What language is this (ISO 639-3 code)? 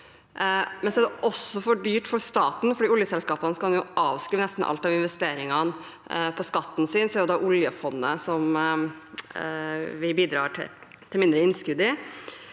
nor